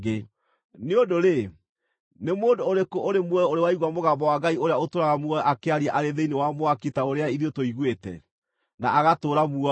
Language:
Kikuyu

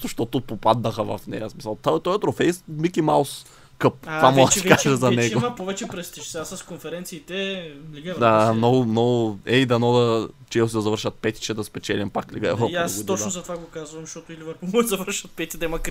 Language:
Bulgarian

